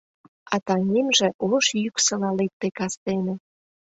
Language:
Mari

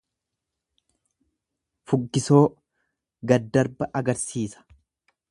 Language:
Oromo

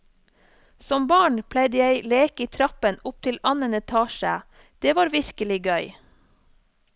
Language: Norwegian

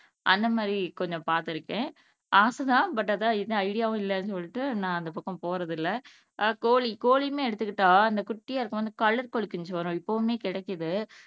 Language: Tamil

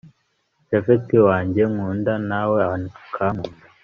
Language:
Kinyarwanda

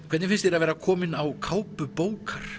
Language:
Icelandic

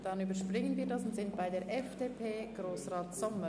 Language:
Swiss German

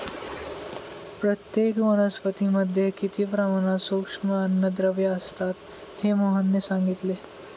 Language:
Marathi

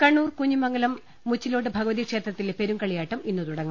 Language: Malayalam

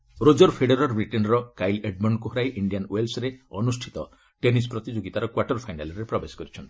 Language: Odia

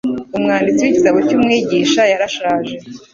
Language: Kinyarwanda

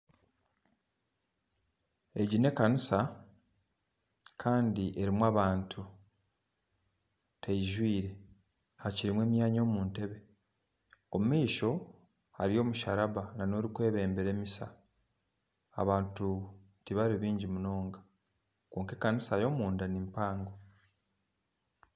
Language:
Nyankole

